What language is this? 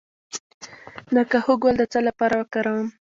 Pashto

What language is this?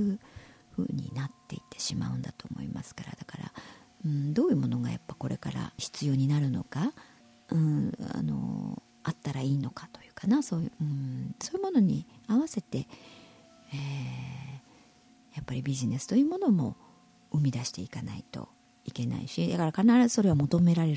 Japanese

